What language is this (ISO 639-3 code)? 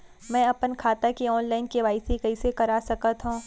hne